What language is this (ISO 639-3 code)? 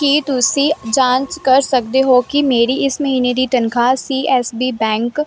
pan